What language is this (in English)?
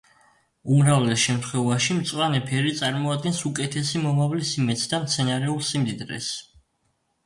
Georgian